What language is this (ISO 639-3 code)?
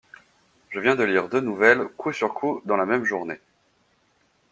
fra